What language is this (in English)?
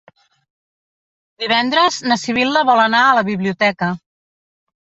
Catalan